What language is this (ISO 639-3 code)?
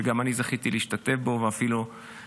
heb